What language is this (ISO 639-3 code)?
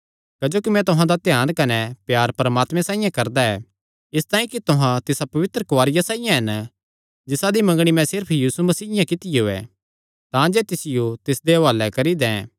xnr